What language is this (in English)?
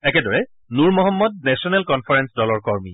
Assamese